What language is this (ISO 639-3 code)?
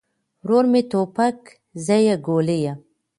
pus